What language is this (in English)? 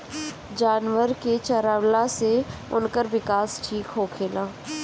Bhojpuri